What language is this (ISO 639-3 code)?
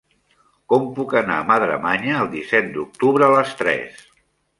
cat